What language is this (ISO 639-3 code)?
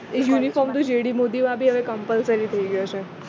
guj